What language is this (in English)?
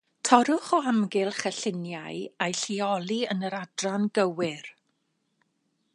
Welsh